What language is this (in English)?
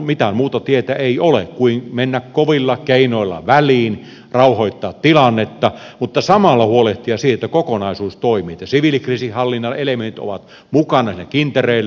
Finnish